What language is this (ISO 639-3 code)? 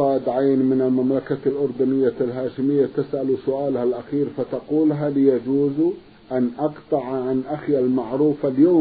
ara